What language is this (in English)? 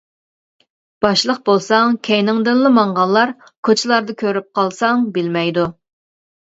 Uyghur